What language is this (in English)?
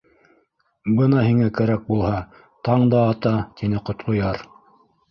Bashkir